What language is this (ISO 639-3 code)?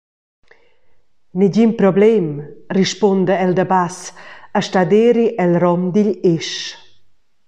roh